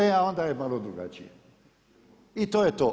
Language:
Croatian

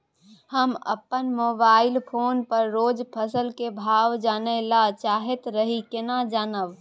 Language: Maithili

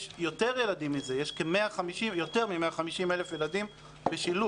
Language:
Hebrew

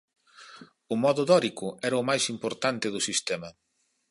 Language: Galician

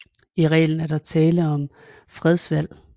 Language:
Danish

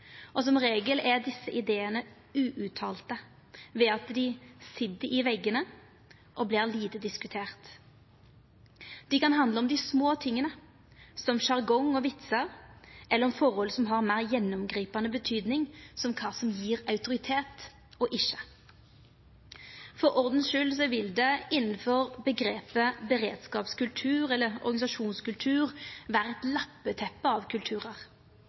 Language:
Norwegian Nynorsk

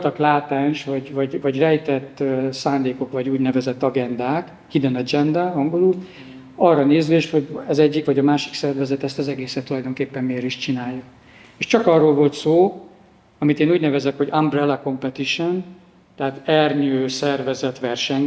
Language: Hungarian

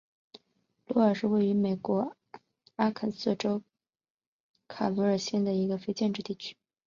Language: Chinese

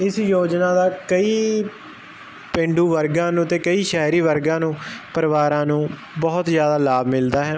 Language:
Punjabi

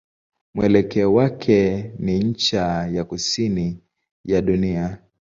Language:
Swahili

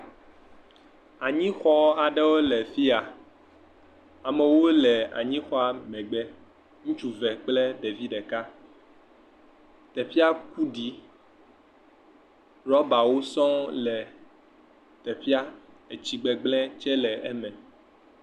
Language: Ewe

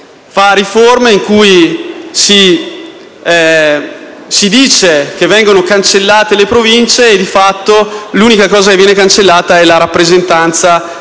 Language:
Italian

